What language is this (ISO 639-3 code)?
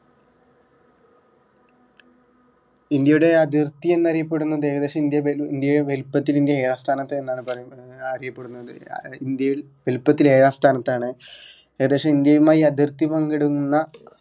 mal